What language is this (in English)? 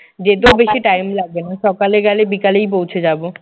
Bangla